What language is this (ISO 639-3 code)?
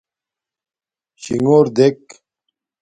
dmk